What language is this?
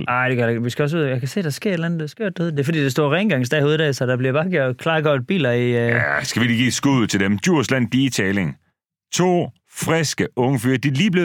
Danish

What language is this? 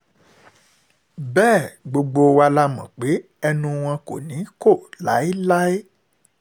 Yoruba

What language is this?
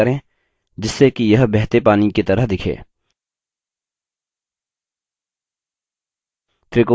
Hindi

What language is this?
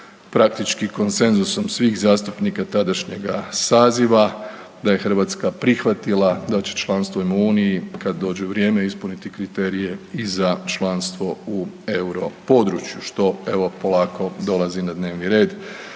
Croatian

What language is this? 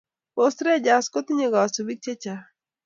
Kalenjin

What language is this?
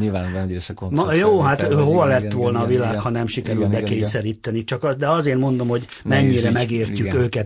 Hungarian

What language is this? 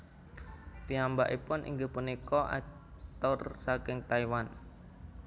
Javanese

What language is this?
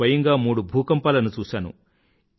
Telugu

